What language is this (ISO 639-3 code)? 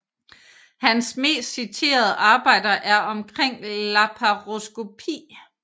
dan